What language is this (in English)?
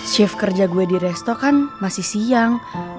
Indonesian